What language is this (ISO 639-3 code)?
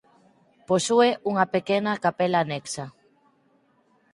glg